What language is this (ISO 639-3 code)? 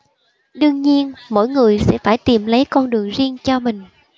vie